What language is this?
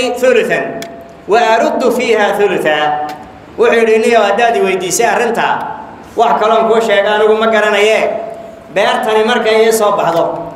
Arabic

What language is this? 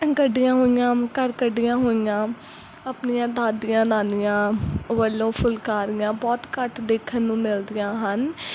Punjabi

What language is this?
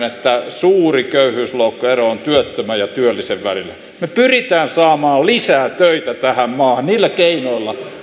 Finnish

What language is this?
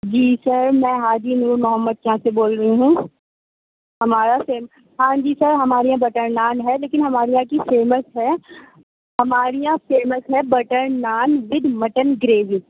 Urdu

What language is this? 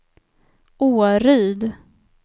Swedish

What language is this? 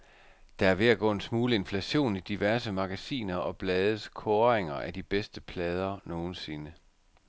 Danish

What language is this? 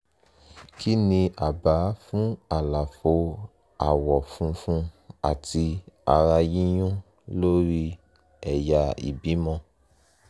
Yoruba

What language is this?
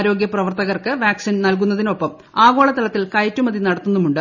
Malayalam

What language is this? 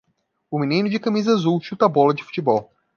Portuguese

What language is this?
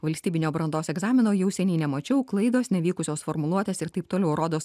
Lithuanian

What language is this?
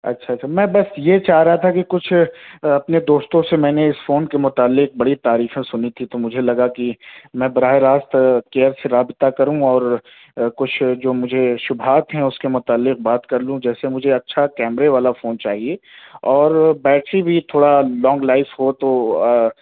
Urdu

